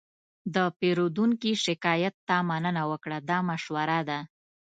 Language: Pashto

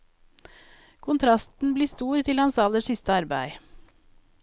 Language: Norwegian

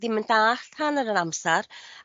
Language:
Welsh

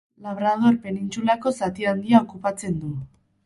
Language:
Basque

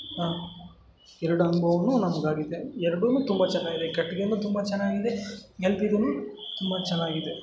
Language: Kannada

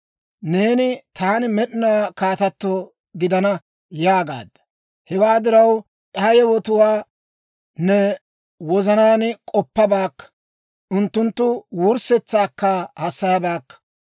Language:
Dawro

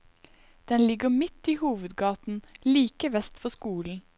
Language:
Norwegian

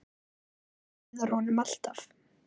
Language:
Icelandic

